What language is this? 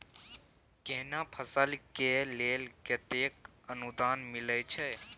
Maithili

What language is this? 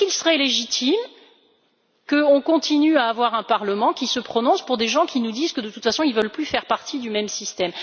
French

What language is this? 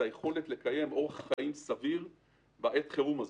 Hebrew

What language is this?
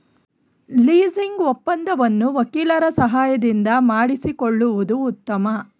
Kannada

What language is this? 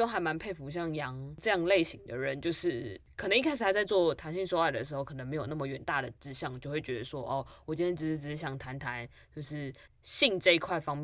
Chinese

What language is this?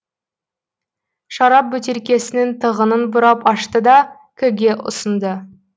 Kazakh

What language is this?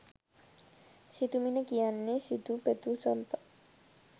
Sinhala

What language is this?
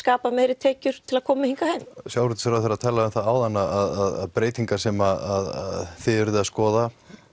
Icelandic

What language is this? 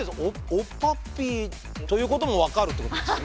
Japanese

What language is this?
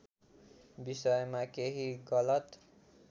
Nepali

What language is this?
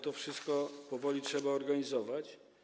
Polish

